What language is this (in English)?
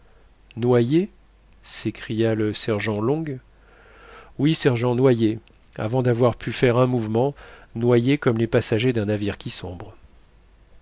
French